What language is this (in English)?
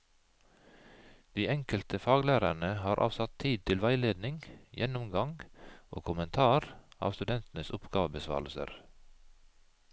Norwegian